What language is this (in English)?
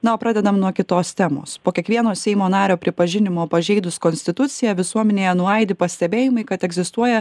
Lithuanian